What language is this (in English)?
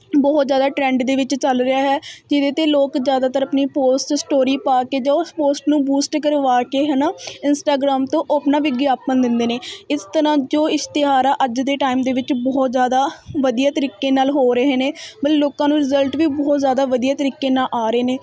Punjabi